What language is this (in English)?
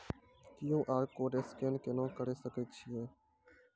Maithili